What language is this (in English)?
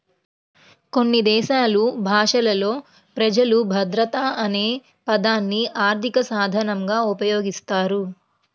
Telugu